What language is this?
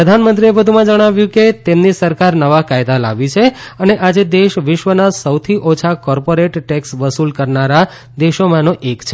Gujarati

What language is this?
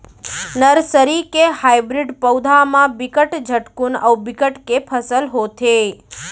Chhattisgarhi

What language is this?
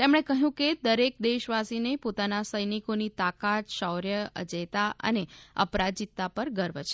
Gujarati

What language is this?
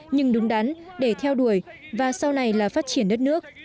Vietnamese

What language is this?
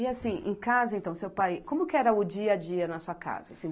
Portuguese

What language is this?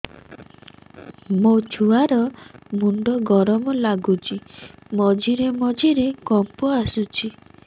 Odia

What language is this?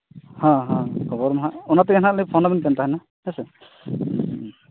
Santali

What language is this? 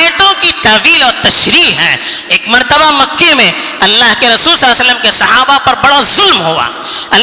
Urdu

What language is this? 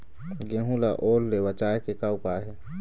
Chhattisgarhi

